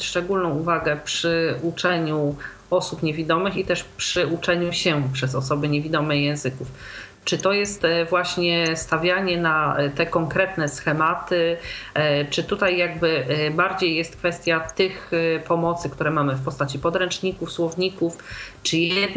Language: Polish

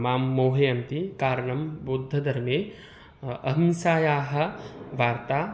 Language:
Sanskrit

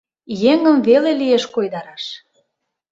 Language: Mari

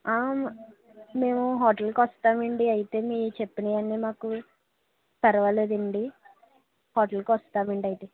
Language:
Telugu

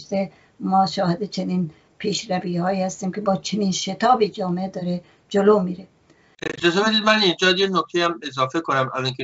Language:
Persian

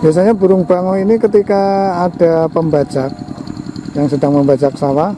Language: Indonesian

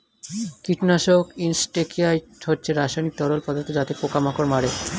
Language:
Bangla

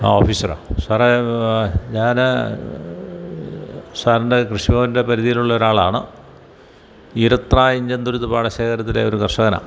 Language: Malayalam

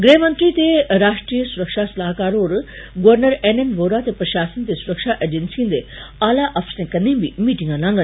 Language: Dogri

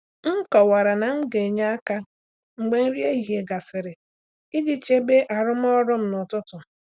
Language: Igbo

